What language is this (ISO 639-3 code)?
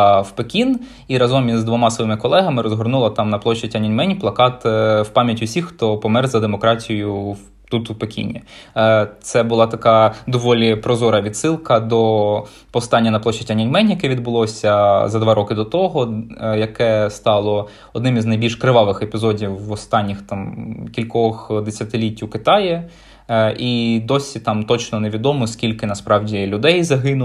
ukr